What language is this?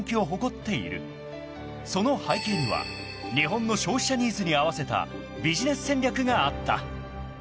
Japanese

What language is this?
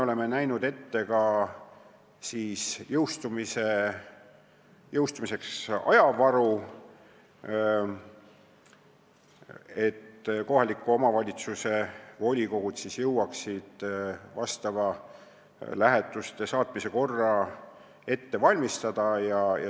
Estonian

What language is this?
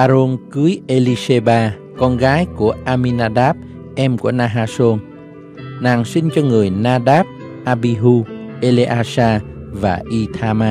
Vietnamese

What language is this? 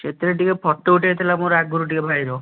Odia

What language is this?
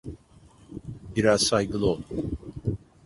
Turkish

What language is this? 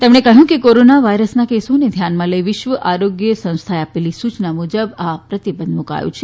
Gujarati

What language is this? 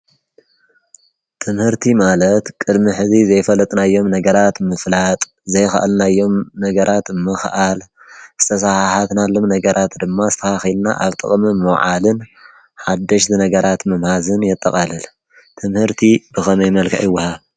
Tigrinya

